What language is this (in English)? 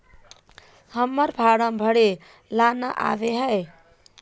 Magahi